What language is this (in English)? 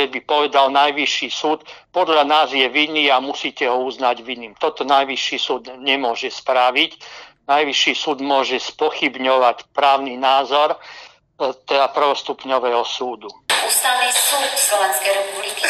Slovak